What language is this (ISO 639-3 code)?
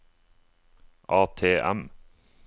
nor